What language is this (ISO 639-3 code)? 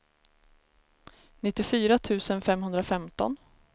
swe